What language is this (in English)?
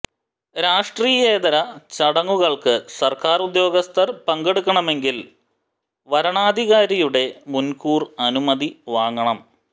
Malayalam